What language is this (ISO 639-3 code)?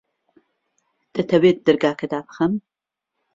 ckb